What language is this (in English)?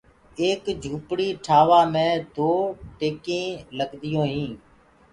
Gurgula